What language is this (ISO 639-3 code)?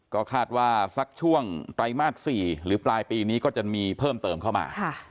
tha